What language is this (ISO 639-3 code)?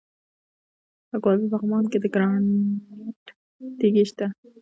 pus